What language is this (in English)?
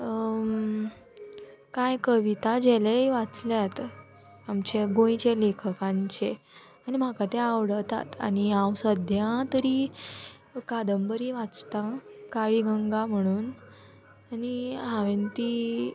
Konkani